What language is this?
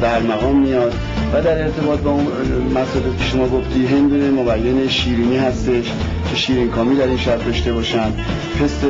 Persian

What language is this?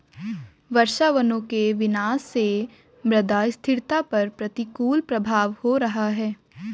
Hindi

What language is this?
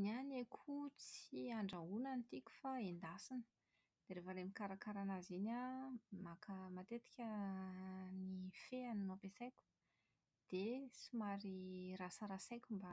Malagasy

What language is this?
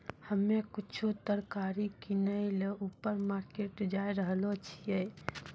Maithili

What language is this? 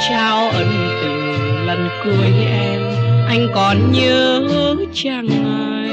Vietnamese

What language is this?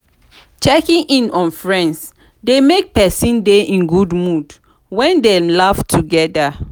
Nigerian Pidgin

